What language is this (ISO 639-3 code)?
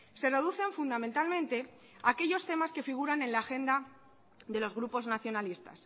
spa